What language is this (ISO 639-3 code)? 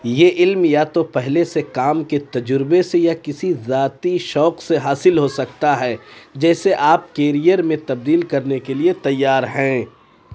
urd